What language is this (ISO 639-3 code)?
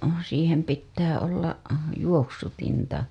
fin